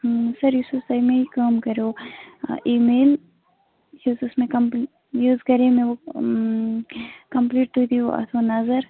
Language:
Kashmiri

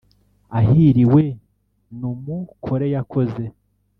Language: Kinyarwanda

